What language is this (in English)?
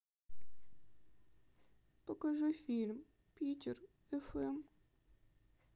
Russian